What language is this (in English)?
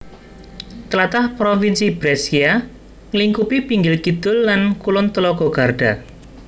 Javanese